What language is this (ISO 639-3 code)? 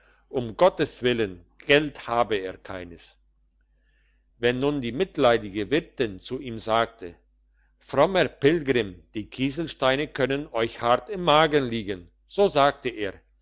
deu